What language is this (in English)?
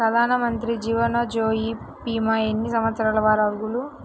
Telugu